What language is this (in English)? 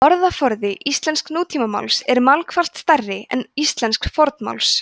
Icelandic